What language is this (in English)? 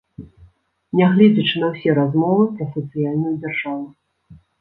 Belarusian